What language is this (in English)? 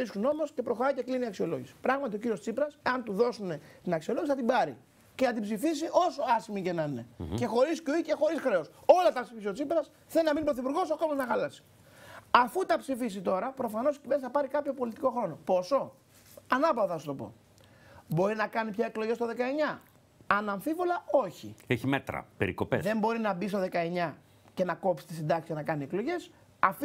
Greek